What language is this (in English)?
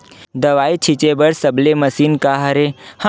Chhattisgarhi